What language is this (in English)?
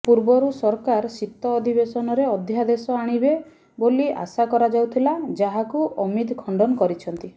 Odia